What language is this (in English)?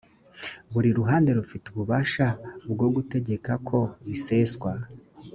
Kinyarwanda